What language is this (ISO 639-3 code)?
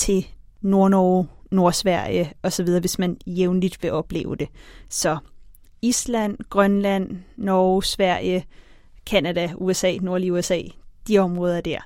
dan